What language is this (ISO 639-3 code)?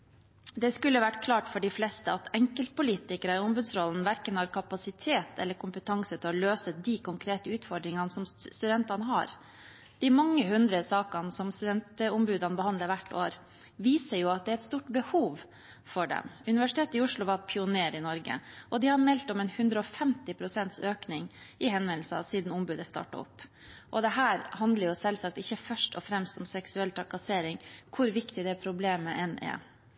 nob